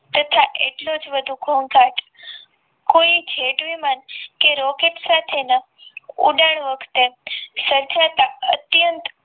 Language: Gujarati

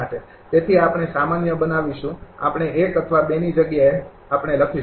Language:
Gujarati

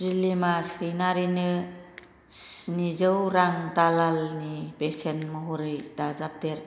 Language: Bodo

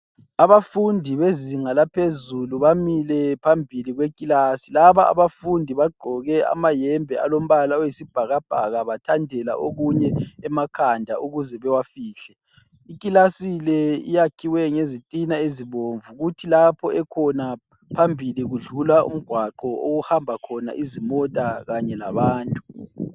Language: North Ndebele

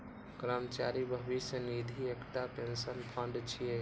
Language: Maithili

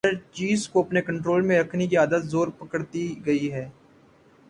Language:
Urdu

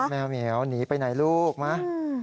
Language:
Thai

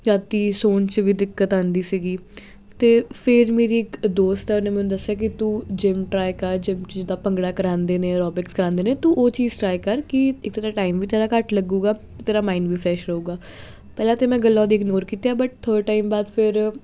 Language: Punjabi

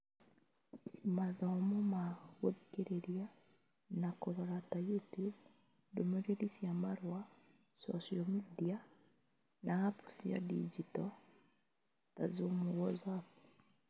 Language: Kikuyu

